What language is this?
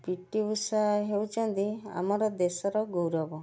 Odia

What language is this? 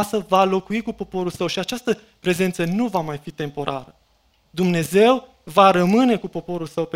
Romanian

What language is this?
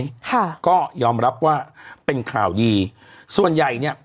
Thai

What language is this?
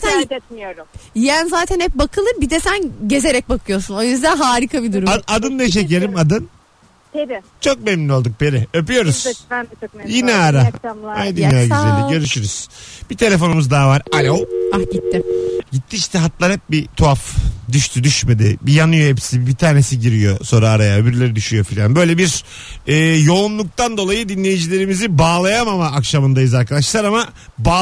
Turkish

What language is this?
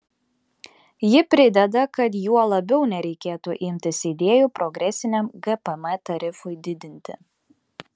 Lithuanian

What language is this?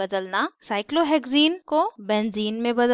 Hindi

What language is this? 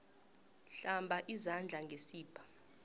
South Ndebele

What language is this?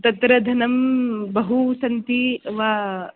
Sanskrit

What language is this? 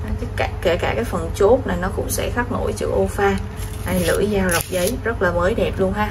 Vietnamese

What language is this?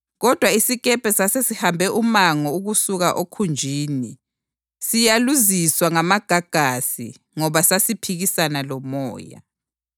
North Ndebele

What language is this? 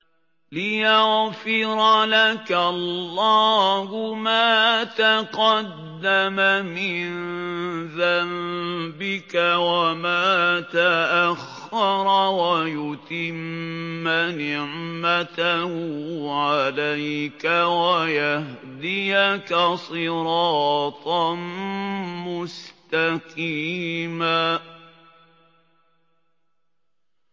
Arabic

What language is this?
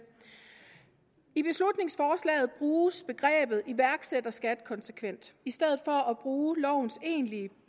Danish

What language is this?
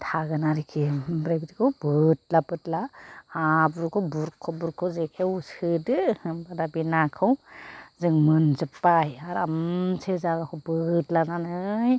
Bodo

